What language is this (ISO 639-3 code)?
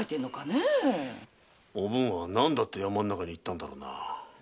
jpn